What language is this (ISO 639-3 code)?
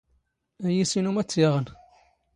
zgh